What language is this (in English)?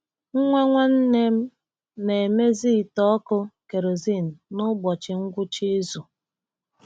Igbo